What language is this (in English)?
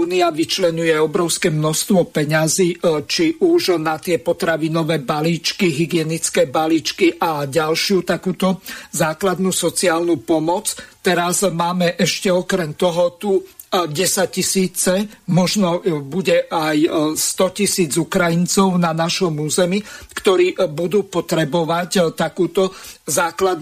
Slovak